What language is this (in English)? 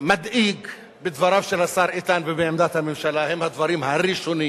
Hebrew